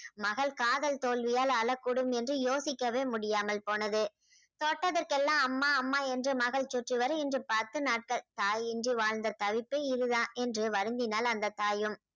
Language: Tamil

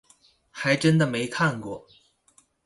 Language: Chinese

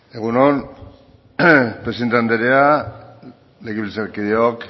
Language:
Basque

